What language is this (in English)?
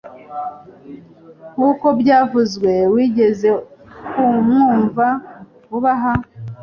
Kinyarwanda